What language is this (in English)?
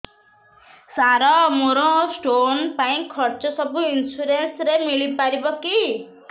Odia